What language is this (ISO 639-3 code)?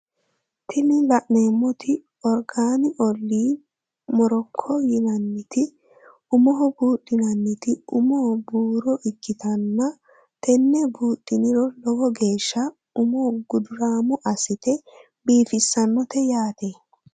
sid